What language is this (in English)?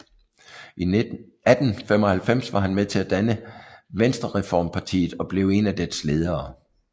Danish